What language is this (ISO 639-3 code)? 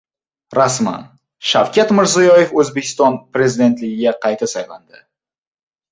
uzb